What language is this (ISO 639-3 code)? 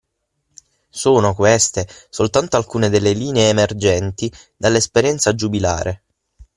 ita